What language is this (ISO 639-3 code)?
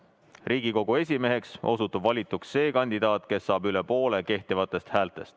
est